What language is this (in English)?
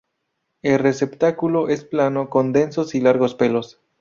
Spanish